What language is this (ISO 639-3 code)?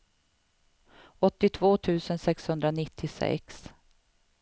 swe